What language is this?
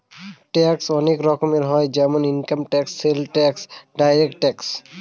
Bangla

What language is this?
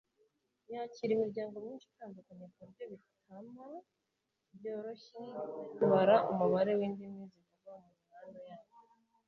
Kinyarwanda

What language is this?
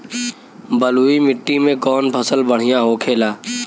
Bhojpuri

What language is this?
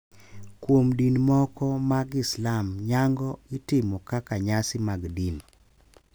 Luo (Kenya and Tanzania)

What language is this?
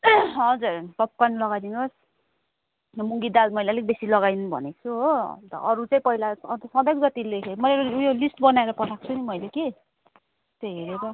Nepali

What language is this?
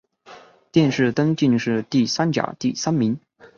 Chinese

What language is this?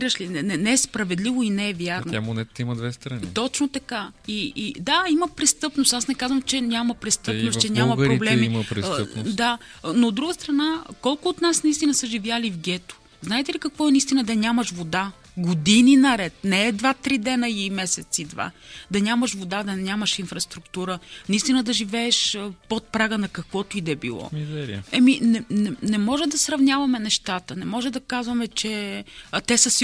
Bulgarian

